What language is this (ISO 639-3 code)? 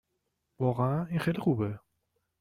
fas